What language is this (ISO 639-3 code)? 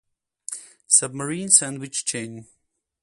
eng